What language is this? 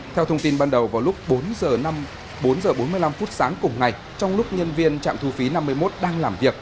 Vietnamese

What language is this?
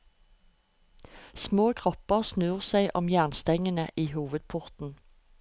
Norwegian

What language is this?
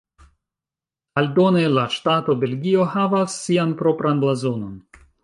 Esperanto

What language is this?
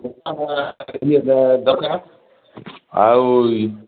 Odia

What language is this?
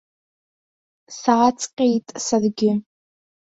Abkhazian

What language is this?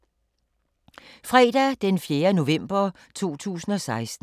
Danish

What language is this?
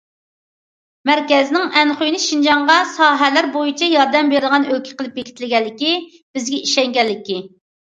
Uyghur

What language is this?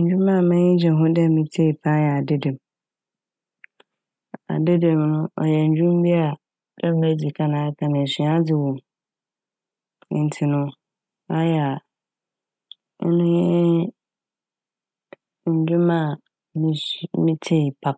Akan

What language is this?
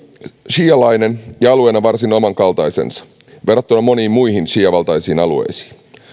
Finnish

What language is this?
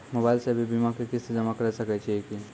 Maithili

